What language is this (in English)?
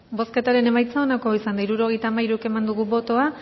Basque